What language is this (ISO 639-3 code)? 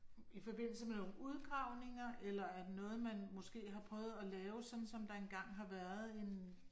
dan